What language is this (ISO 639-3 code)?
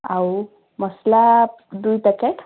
ori